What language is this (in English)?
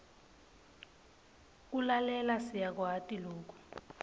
Swati